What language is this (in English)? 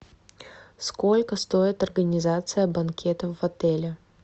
Russian